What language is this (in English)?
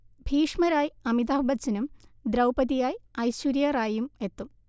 Malayalam